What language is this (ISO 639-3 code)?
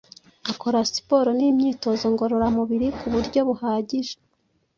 kin